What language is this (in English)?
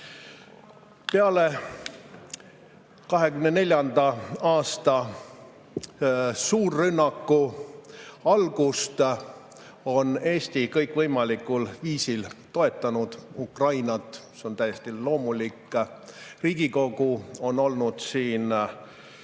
Estonian